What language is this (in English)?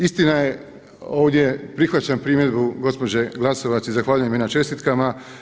Croatian